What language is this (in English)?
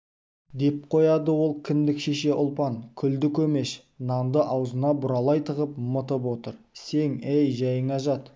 Kazakh